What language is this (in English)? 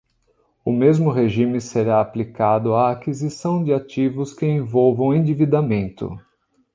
Portuguese